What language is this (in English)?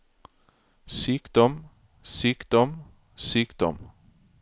Norwegian